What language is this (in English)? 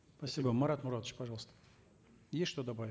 Kazakh